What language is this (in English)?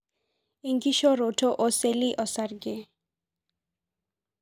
Masai